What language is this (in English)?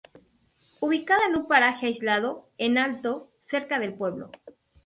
Spanish